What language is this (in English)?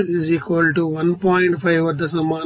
Telugu